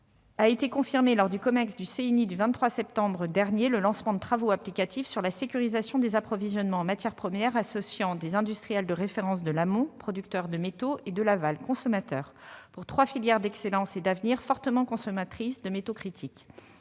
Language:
French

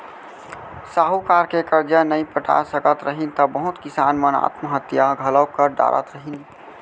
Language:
Chhattisgarhi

